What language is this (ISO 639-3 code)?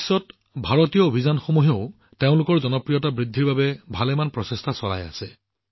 asm